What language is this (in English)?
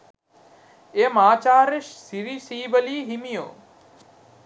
Sinhala